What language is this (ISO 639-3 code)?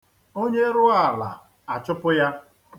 ibo